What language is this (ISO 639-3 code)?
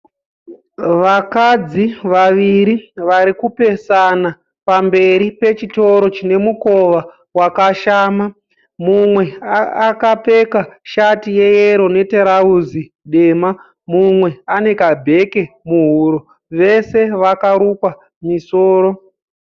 sna